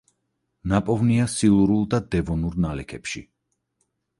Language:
Georgian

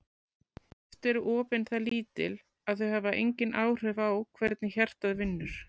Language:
Icelandic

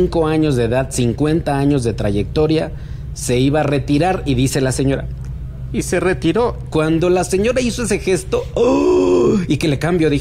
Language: Spanish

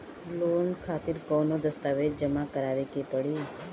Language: Bhojpuri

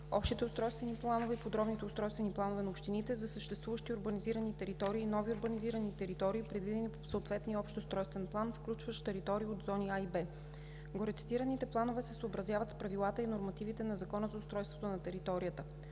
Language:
Bulgarian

